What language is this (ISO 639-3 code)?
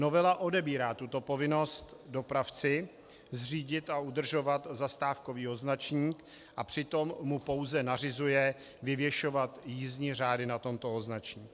ces